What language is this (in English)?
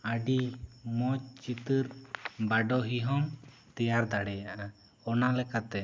Santali